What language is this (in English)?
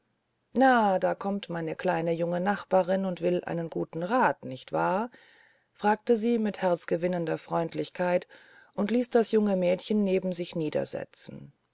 German